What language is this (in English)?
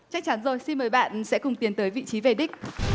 Vietnamese